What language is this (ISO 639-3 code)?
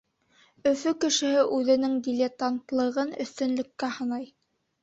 bak